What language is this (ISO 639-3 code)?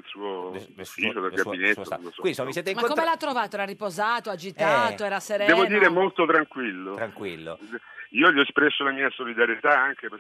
ita